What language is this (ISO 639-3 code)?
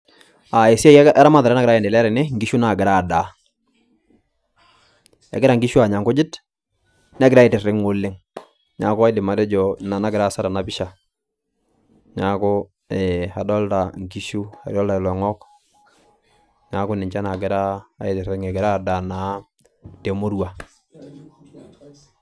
mas